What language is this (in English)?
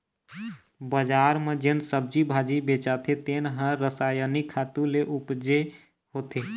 Chhattisgarhi